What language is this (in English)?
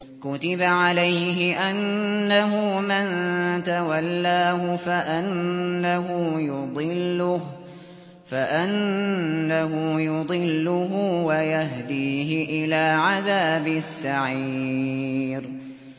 Arabic